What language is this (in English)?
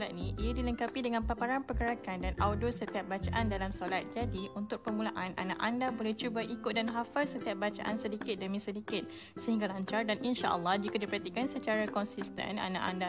Malay